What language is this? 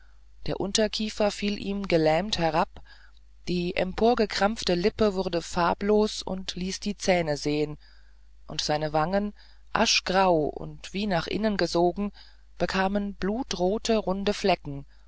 German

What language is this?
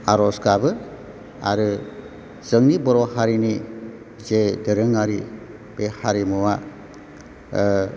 Bodo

